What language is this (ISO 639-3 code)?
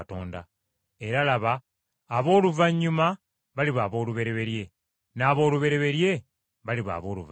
lug